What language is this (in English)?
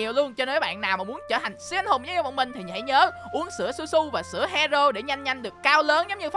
Vietnamese